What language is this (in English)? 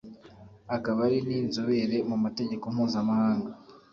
Kinyarwanda